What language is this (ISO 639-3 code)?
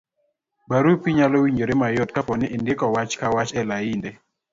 luo